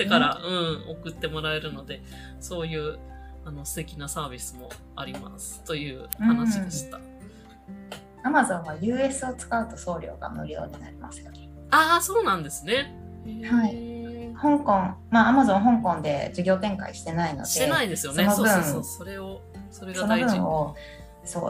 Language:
Japanese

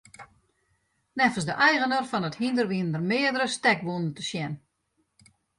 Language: Western Frisian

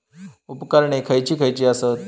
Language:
Marathi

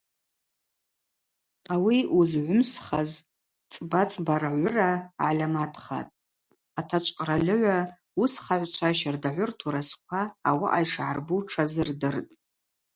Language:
Abaza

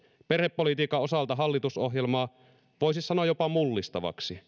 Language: Finnish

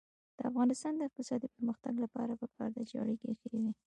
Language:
Pashto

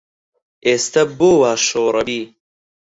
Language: Central Kurdish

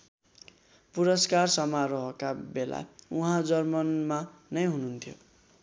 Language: Nepali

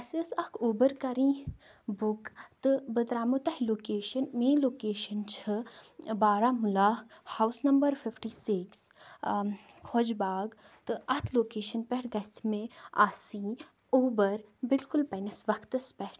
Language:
Kashmiri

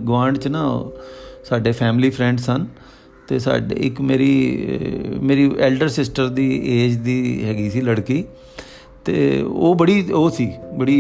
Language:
Punjabi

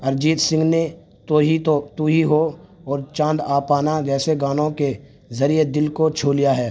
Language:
Urdu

